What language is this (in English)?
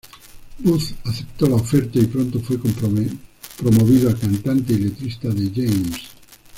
Spanish